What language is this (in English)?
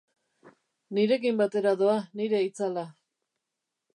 Basque